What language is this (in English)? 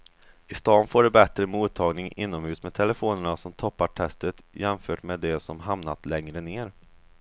Swedish